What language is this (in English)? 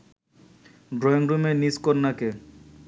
Bangla